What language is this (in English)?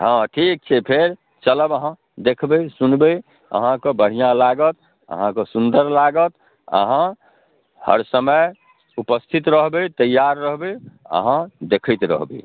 Maithili